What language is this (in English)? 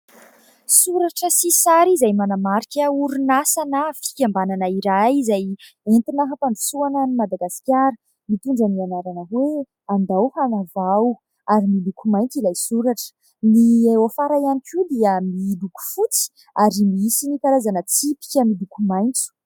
Malagasy